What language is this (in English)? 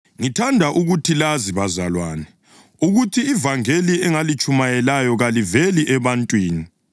North Ndebele